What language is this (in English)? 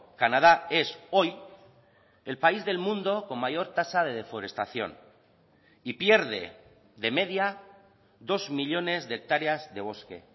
Spanish